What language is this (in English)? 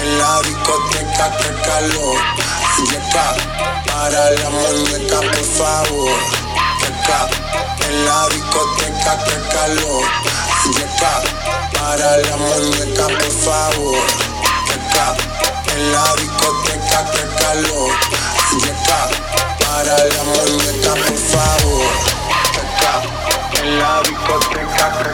Ukrainian